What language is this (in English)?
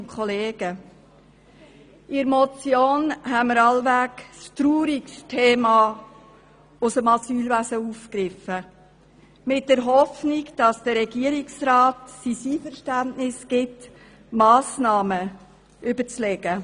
Swiss German